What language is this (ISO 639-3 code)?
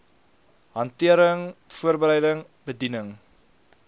afr